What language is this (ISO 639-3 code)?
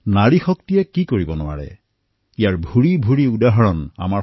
asm